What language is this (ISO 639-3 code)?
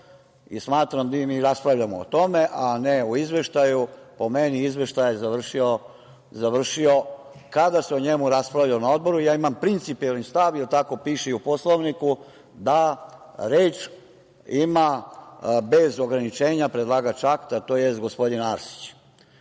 srp